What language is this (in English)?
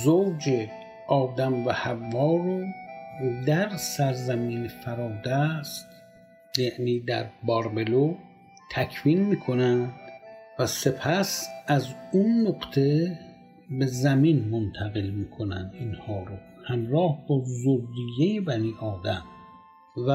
Persian